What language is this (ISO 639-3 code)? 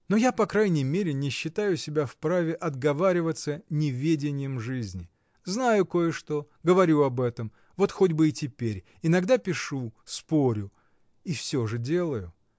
rus